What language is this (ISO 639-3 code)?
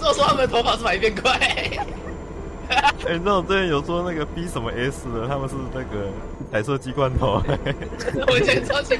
zho